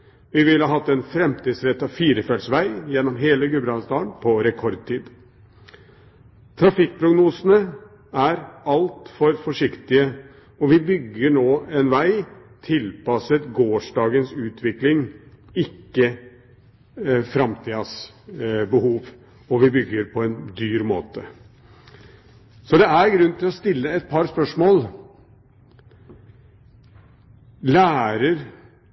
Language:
Norwegian Bokmål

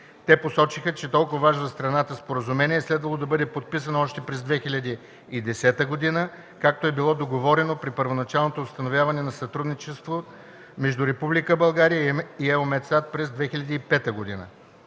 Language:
Bulgarian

